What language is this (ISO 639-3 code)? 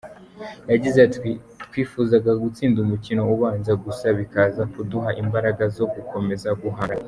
kin